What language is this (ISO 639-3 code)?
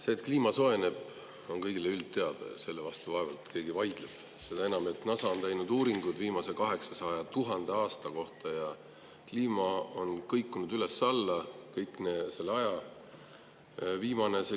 est